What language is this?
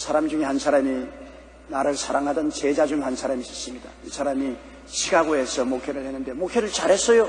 Korean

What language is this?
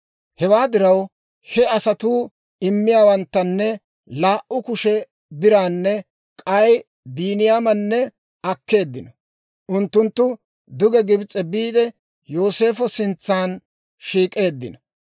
Dawro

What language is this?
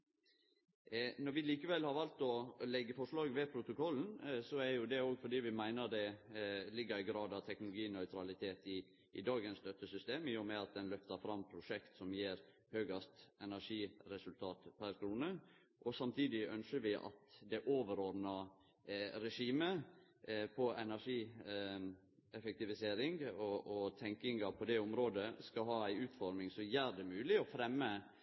Norwegian Nynorsk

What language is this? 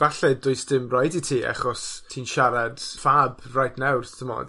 Welsh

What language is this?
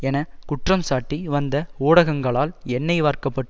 Tamil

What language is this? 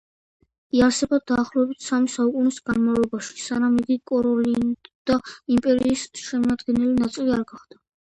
Georgian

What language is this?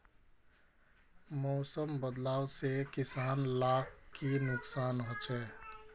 Magahi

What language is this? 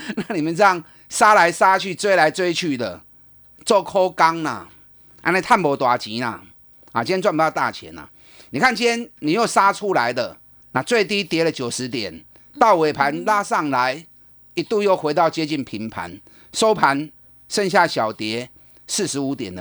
Chinese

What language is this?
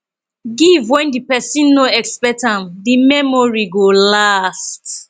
Nigerian Pidgin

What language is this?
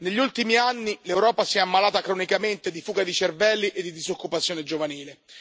Italian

